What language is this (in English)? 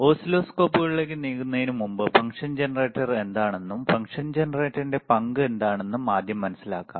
Malayalam